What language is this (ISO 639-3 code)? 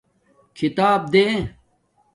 dmk